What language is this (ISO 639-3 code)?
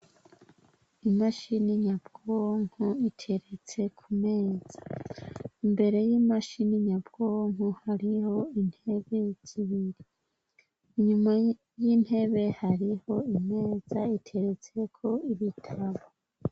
run